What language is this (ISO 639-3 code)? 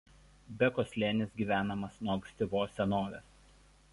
lit